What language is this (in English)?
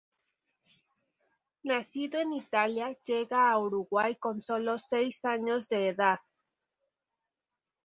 Spanish